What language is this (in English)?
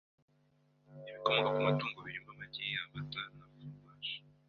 Kinyarwanda